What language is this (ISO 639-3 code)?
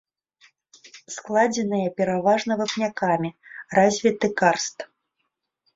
bel